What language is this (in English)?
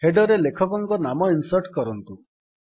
Odia